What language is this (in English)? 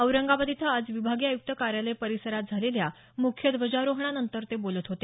Marathi